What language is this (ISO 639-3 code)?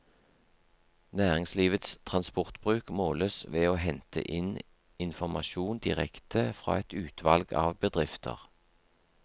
nor